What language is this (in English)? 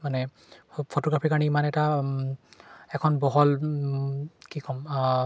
Assamese